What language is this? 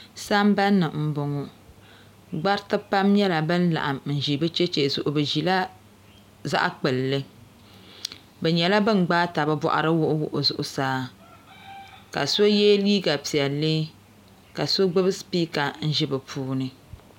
Dagbani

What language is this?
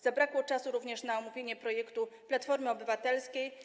Polish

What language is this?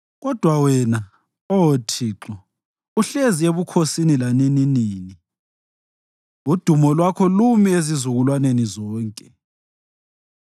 North Ndebele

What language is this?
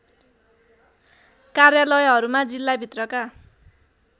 Nepali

